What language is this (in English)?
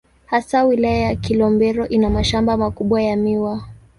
Swahili